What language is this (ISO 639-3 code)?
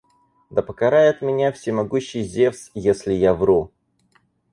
rus